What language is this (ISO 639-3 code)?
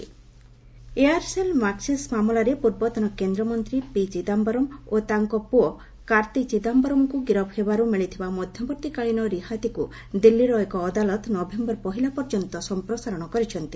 ori